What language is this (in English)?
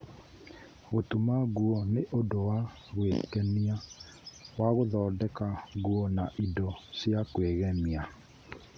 Kikuyu